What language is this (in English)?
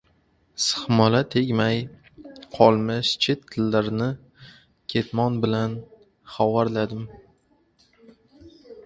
Uzbek